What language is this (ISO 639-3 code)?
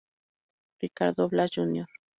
spa